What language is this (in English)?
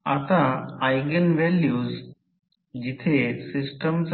Marathi